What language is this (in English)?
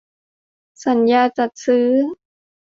Thai